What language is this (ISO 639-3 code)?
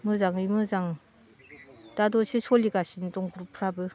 brx